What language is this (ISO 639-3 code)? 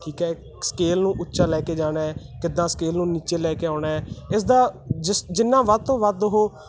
pan